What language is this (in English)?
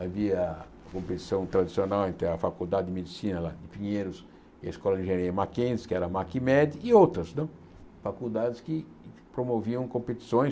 Portuguese